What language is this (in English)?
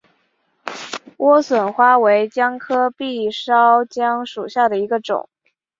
Chinese